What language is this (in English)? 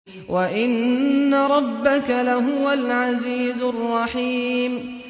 Arabic